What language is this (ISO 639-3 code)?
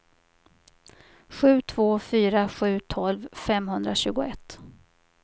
swe